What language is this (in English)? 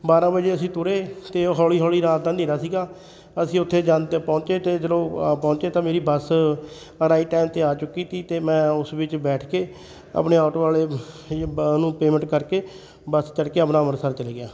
Punjabi